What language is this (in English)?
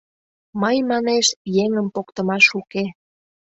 Mari